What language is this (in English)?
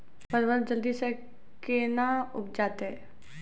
Maithili